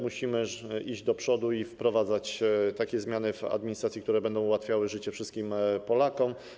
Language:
Polish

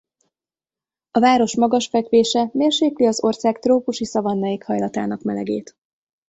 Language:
Hungarian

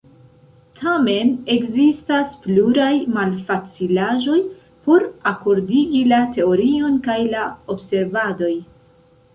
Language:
Esperanto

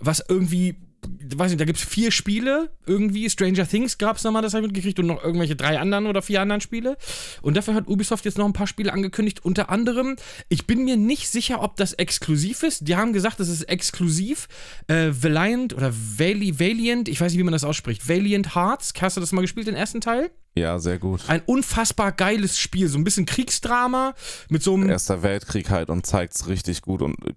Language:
German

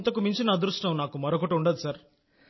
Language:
Telugu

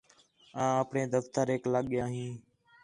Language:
Khetrani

